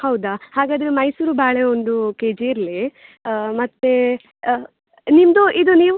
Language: Kannada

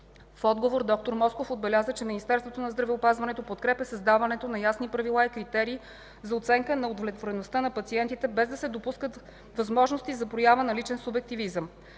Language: Bulgarian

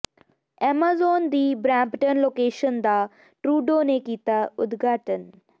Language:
Punjabi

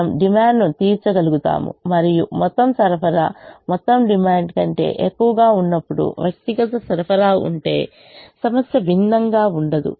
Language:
Telugu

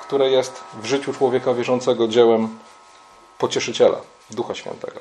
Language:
Polish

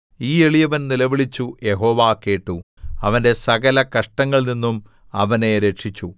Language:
Malayalam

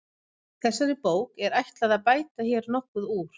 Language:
Icelandic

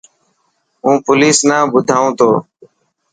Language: Dhatki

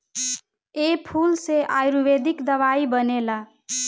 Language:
Bhojpuri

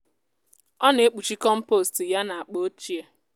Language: Igbo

